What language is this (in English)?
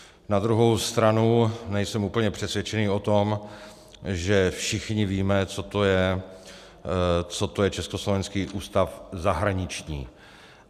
Czech